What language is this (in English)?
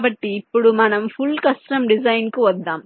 Telugu